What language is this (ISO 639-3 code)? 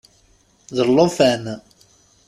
kab